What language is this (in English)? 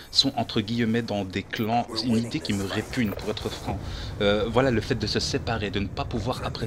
French